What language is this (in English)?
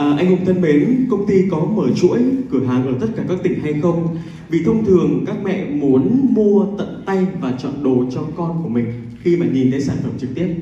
Vietnamese